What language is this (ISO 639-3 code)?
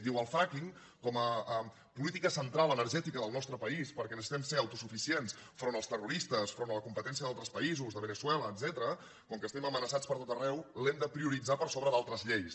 cat